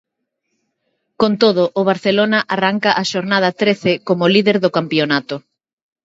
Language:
Galician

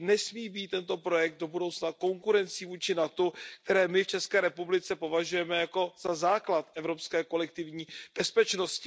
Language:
Czech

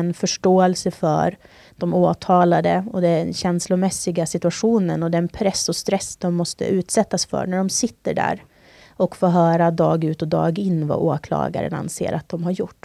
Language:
Swedish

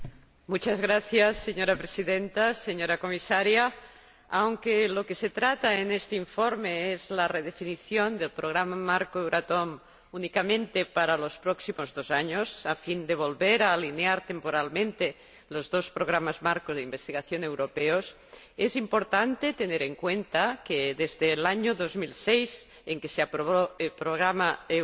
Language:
Spanish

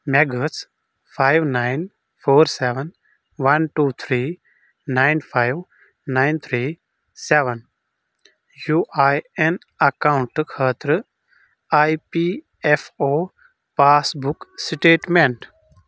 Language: Kashmiri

